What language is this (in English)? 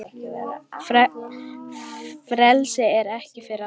Icelandic